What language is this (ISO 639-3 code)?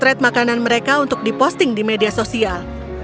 ind